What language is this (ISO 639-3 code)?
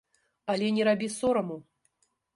bel